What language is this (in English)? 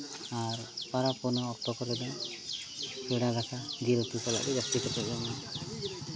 Santali